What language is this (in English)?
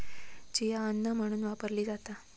Marathi